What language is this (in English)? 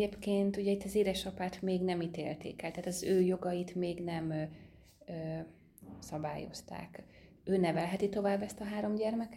Hungarian